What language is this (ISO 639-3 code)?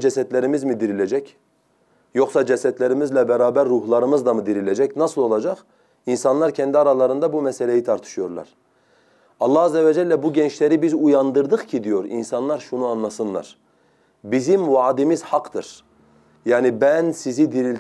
tur